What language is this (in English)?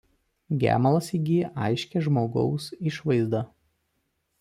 Lithuanian